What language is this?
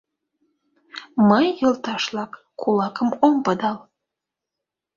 Mari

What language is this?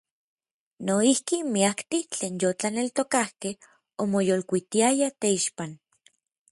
Orizaba Nahuatl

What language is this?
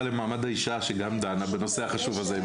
Hebrew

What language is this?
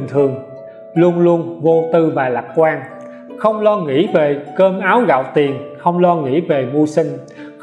Vietnamese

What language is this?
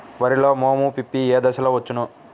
Telugu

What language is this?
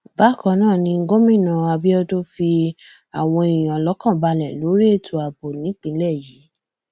Yoruba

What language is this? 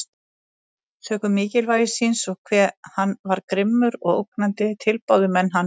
Icelandic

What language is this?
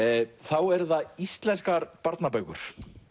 Icelandic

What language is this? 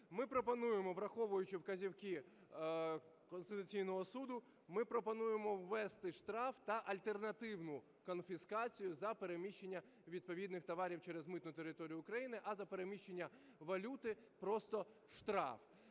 Ukrainian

